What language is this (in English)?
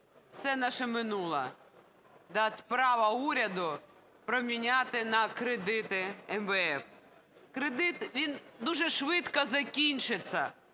Ukrainian